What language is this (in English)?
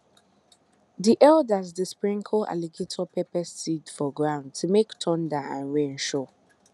Nigerian Pidgin